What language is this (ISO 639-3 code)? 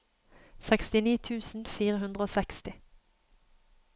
nor